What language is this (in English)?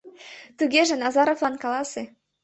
Mari